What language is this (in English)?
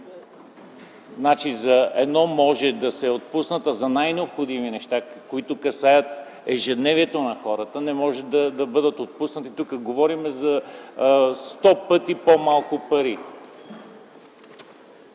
Bulgarian